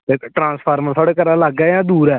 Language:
Dogri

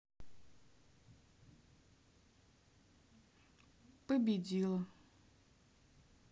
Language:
Russian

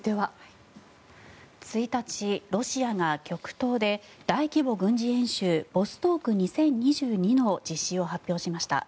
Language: Japanese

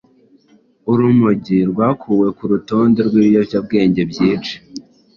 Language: Kinyarwanda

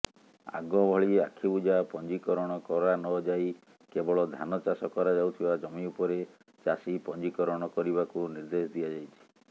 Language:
Odia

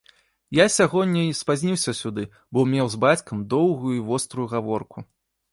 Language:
Belarusian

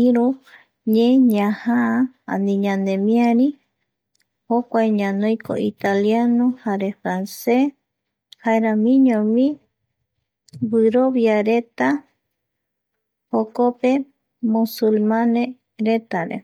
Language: Eastern Bolivian Guaraní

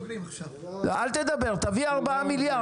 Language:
Hebrew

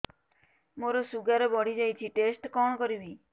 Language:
Odia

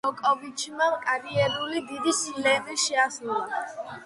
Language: Georgian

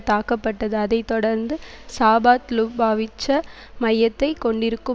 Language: Tamil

